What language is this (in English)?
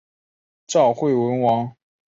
Chinese